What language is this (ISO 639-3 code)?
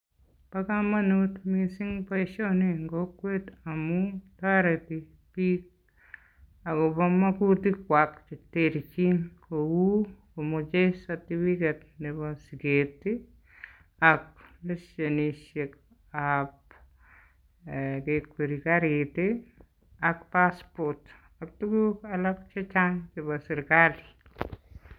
kln